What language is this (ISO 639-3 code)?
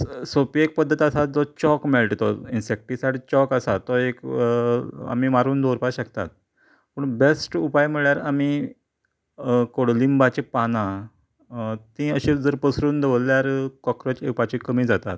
kok